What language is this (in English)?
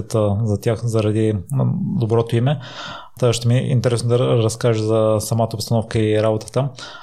Bulgarian